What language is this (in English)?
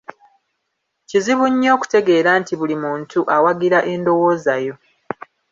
Ganda